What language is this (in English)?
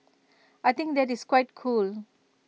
English